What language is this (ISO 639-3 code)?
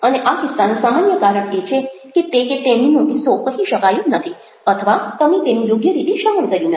guj